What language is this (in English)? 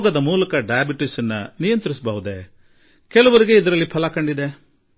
Kannada